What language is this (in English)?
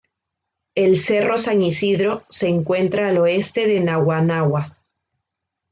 Spanish